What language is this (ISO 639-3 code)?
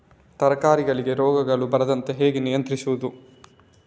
kan